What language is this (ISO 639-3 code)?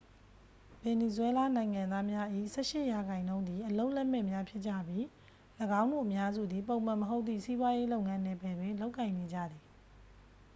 mya